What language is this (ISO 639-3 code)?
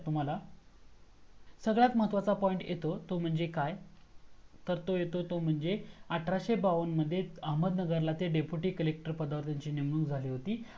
mar